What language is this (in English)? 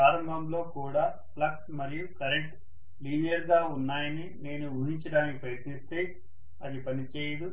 Telugu